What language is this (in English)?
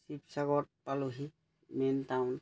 Assamese